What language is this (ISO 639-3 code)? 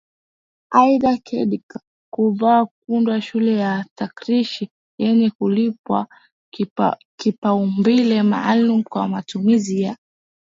swa